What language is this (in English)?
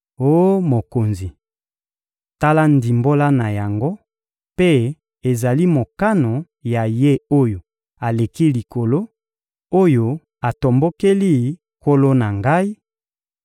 Lingala